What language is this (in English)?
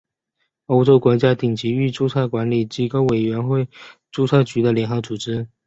Chinese